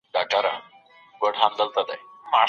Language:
Pashto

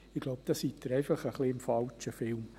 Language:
Swiss German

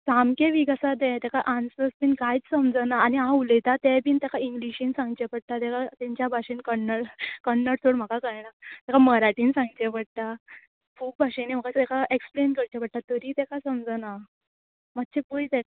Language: Konkani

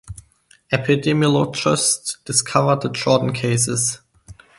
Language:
English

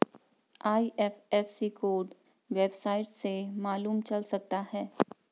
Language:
Hindi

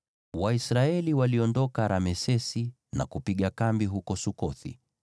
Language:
Swahili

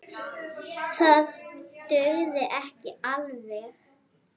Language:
Icelandic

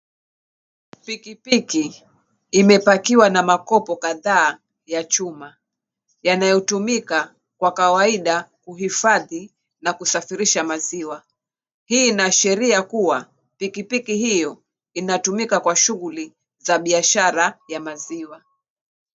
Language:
Swahili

